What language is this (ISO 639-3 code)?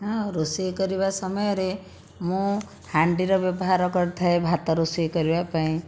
ori